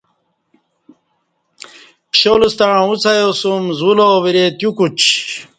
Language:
Kati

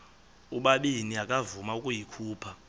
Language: Xhosa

